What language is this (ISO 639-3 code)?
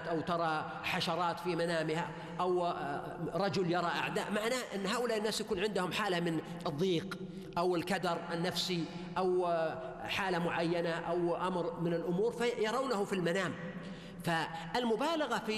ara